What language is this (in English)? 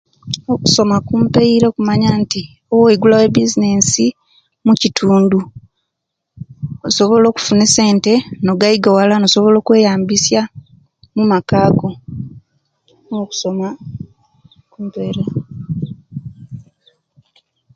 Kenyi